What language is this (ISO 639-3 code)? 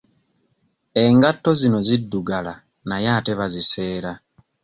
lug